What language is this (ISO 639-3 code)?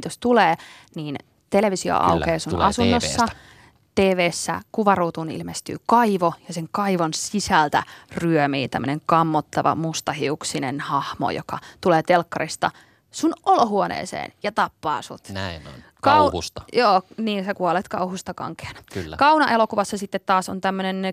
fin